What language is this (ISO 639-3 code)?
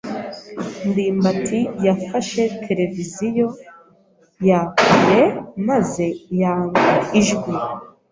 kin